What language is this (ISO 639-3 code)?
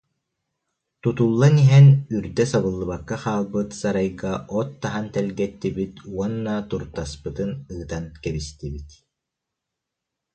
sah